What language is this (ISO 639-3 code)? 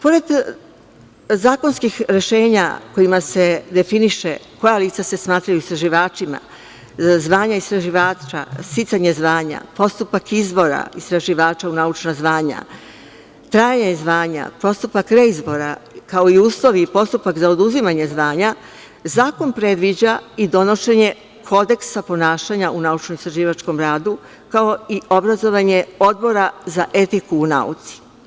srp